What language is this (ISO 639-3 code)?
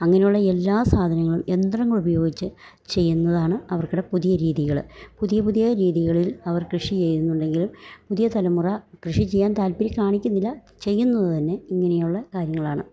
mal